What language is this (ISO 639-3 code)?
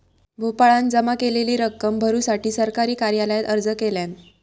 mar